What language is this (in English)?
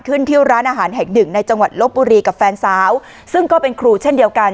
Thai